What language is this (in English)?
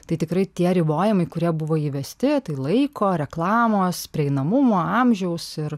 Lithuanian